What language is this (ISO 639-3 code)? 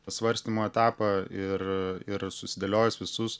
lit